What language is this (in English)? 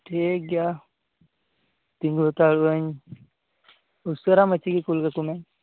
Santali